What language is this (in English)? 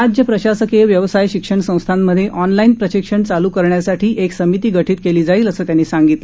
Marathi